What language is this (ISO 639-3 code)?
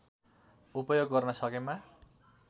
nep